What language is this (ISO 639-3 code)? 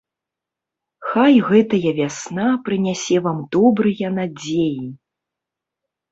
bel